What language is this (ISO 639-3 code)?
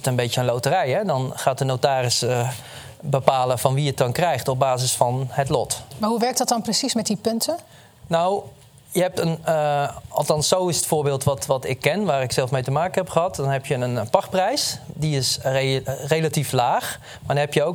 nld